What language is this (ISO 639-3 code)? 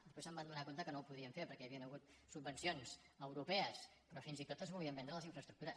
cat